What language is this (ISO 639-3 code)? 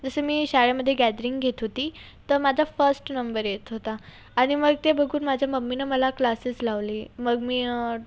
mar